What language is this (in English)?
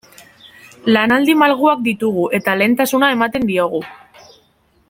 Basque